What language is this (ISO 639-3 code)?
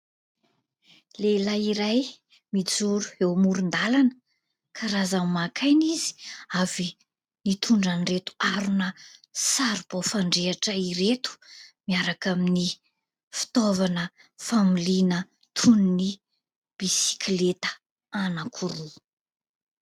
mlg